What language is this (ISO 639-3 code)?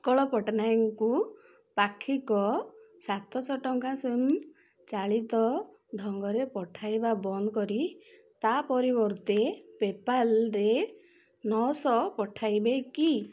ori